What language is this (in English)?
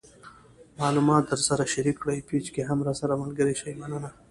Pashto